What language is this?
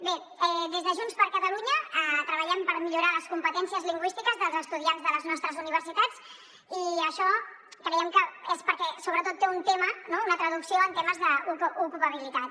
Catalan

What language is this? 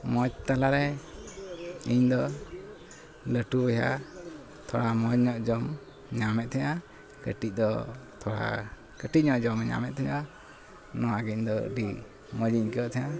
Santali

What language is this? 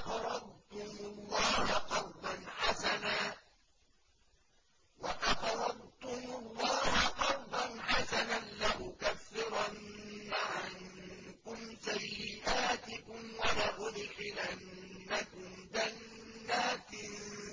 Arabic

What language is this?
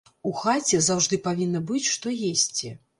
Belarusian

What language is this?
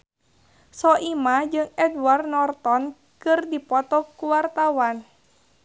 Sundanese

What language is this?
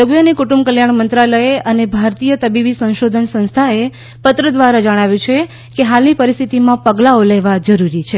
Gujarati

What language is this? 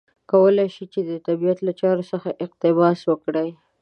Pashto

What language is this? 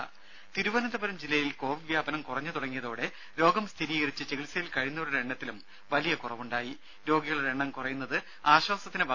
Malayalam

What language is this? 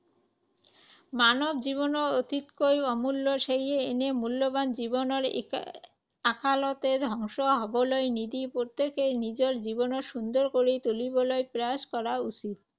Assamese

